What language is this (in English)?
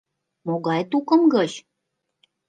Mari